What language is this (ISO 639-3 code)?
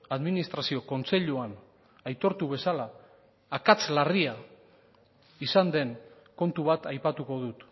eus